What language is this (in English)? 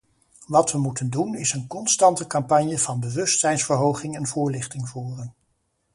Dutch